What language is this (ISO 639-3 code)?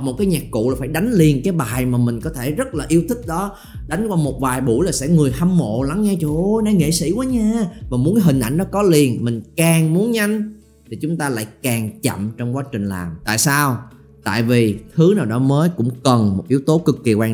vie